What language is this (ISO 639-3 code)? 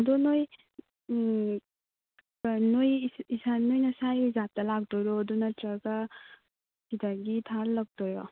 mni